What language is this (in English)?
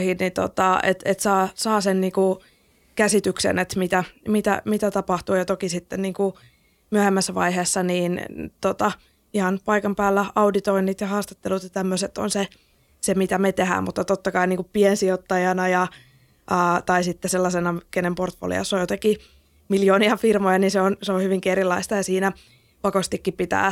Finnish